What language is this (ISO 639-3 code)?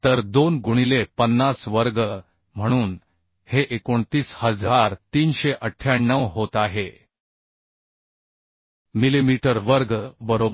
mar